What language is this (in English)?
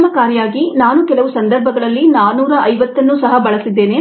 Kannada